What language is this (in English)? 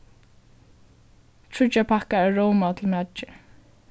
Faroese